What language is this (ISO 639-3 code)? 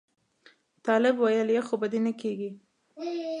pus